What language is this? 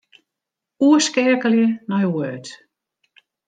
Western Frisian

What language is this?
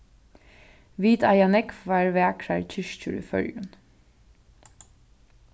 Faroese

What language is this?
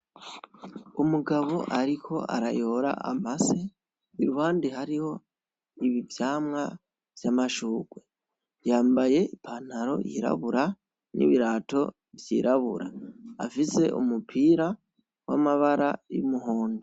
Rundi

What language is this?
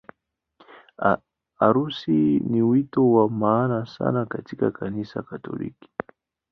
Swahili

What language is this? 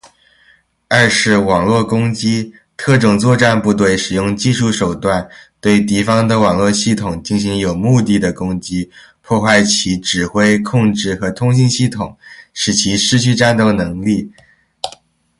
Chinese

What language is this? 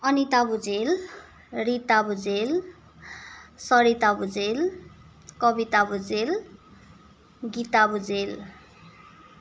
Nepali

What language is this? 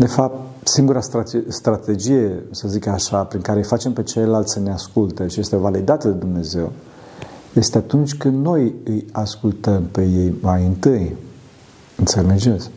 Romanian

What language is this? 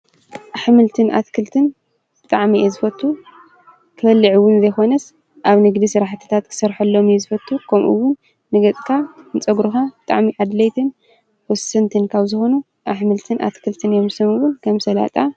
Tigrinya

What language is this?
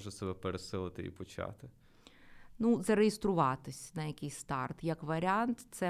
Ukrainian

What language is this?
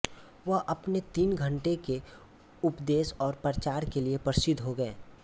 Hindi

